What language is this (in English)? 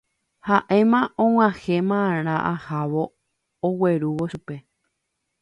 Guarani